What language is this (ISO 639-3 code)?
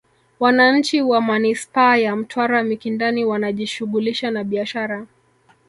swa